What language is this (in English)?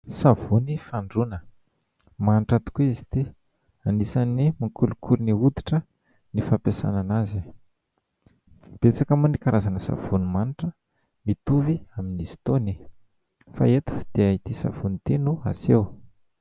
Malagasy